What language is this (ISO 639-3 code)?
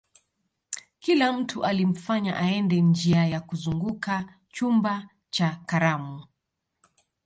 swa